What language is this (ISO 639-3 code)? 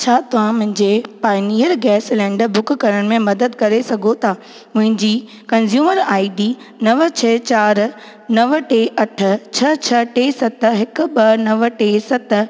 snd